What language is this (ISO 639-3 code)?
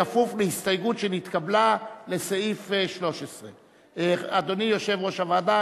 heb